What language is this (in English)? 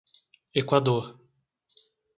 Portuguese